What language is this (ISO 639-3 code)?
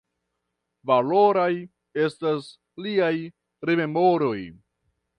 epo